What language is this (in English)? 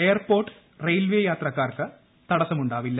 Malayalam